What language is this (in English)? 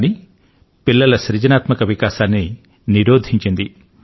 Telugu